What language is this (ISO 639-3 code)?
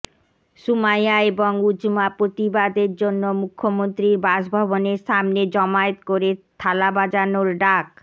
ben